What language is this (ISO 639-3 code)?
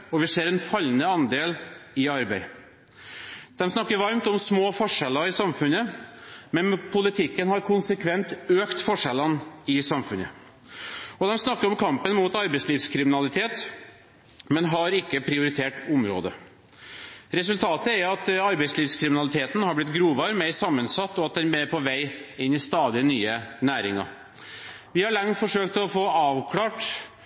nob